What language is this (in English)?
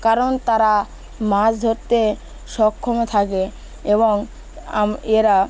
Bangla